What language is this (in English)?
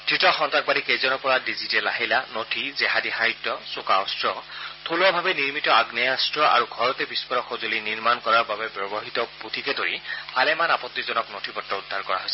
Assamese